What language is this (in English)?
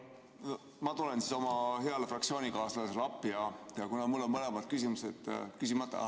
Estonian